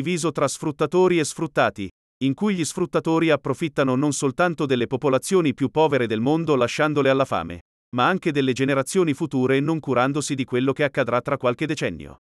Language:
Italian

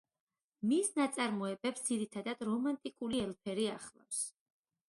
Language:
Georgian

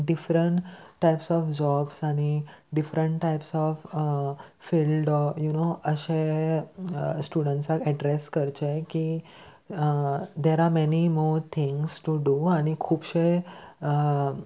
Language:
Konkani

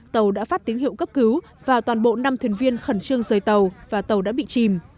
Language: Vietnamese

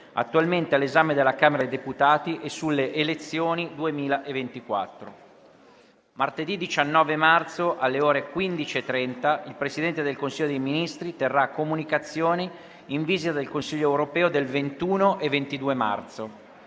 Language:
Italian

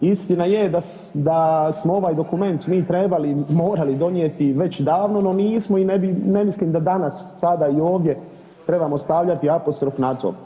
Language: Croatian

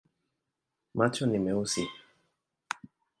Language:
Swahili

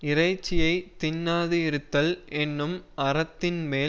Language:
Tamil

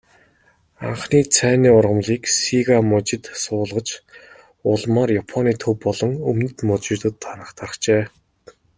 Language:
Mongolian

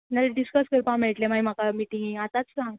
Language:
Konkani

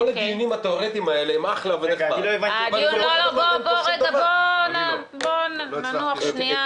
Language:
Hebrew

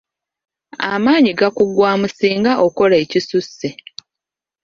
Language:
Ganda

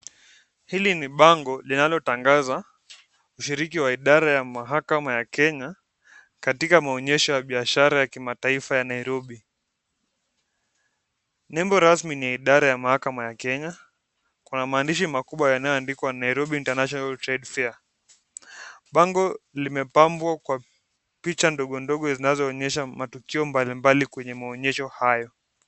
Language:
Swahili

